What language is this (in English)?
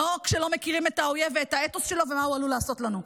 Hebrew